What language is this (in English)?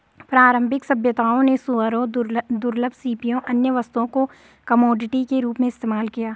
Hindi